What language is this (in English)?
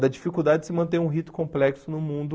Portuguese